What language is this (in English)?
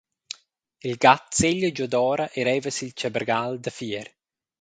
Romansh